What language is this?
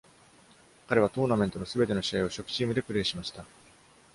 Japanese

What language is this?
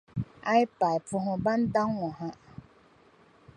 Dagbani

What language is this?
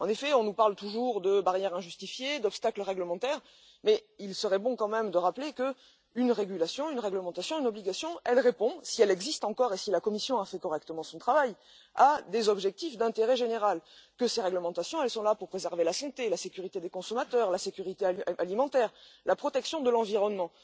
French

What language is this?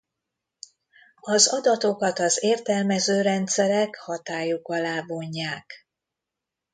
Hungarian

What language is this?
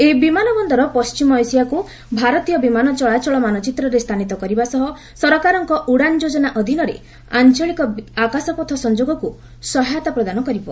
Odia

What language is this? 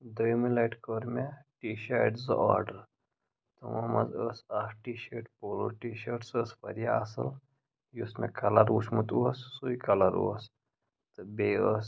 Kashmiri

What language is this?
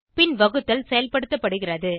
Tamil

